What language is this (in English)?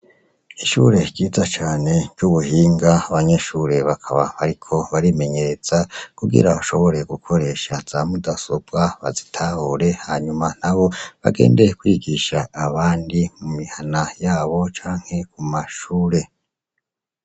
Rundi